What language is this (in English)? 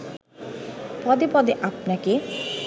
Bangla